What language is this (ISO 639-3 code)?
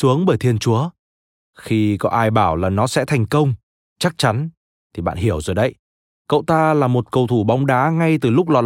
vie